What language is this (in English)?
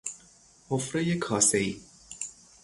Persian